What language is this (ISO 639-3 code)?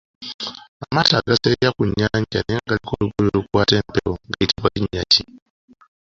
lug